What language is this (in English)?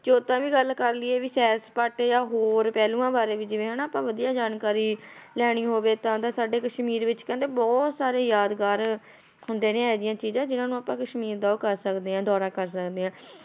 Punjabi